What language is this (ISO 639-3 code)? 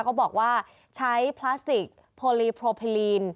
tha